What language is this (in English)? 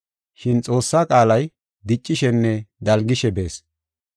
Gofa